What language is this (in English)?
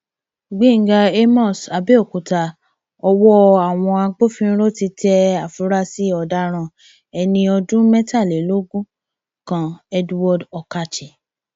Yoruba